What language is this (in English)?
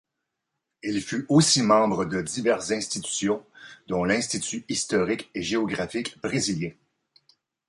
French